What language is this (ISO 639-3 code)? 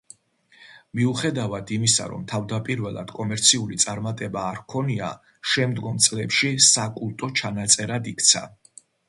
kat